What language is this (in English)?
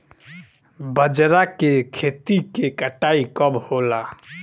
Bhojpuri